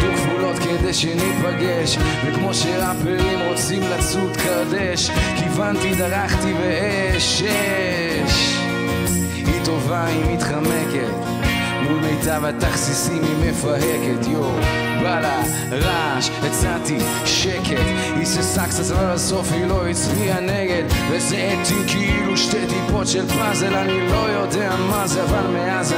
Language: Arabic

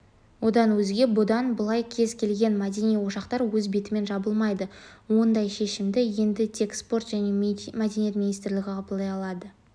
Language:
Kazakh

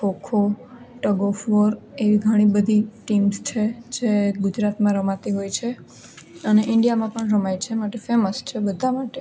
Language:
Gujarati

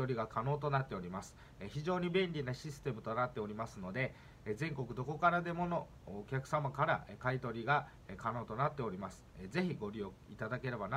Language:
Japanese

